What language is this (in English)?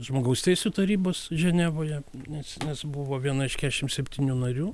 Lithuanian